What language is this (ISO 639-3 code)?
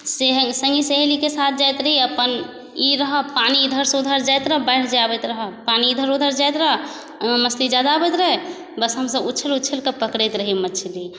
mai